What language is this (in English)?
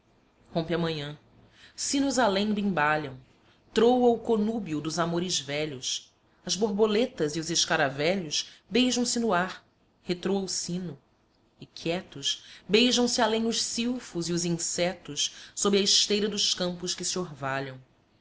Portuguese